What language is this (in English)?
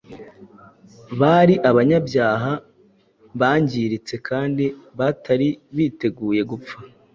Kinyarwanda